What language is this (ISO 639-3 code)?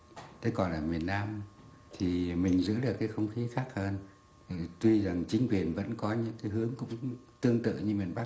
vie